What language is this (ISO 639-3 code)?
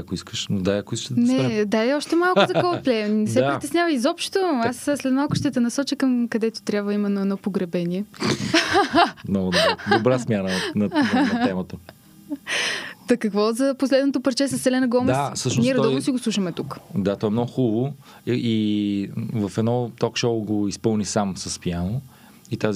bul